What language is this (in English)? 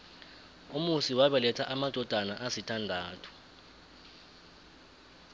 South Ndebele